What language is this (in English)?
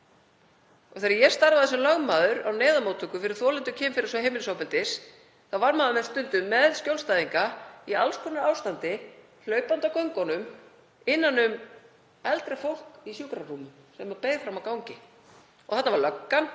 Icelandic